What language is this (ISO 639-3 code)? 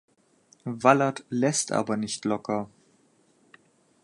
deu